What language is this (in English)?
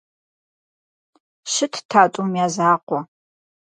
Kabardian